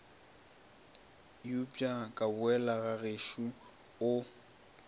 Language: Northern Sotho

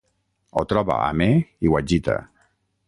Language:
Catalan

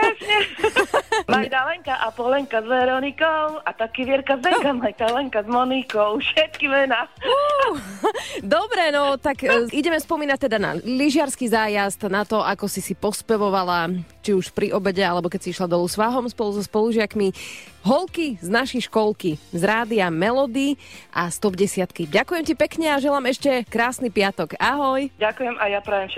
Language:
Slovak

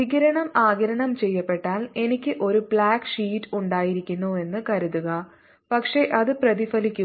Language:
Malayalam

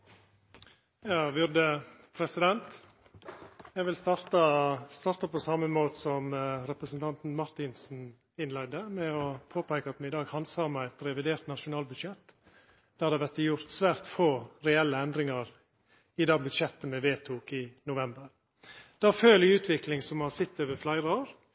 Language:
Norwegian Nynorsk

